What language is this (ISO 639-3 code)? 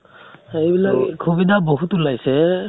asm